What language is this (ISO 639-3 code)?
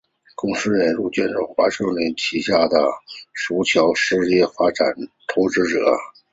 zho